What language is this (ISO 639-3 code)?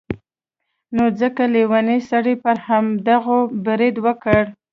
pus